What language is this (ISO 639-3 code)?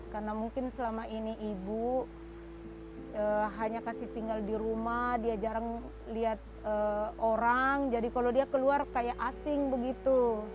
ind